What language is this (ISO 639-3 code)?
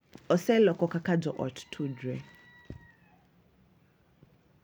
luo